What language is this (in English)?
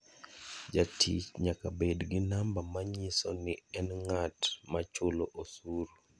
Luo (Kenya and Tanzania)